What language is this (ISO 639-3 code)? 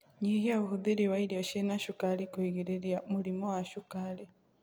kik